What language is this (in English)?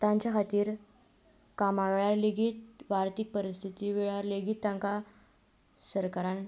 Konkani